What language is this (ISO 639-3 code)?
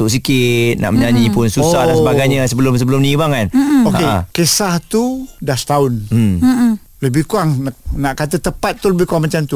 msa